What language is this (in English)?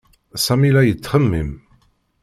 Kabyle